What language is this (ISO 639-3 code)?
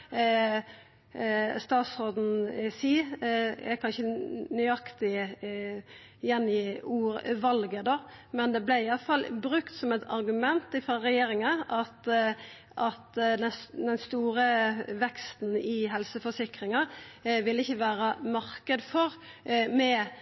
nno